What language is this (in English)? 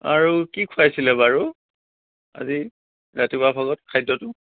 Assamese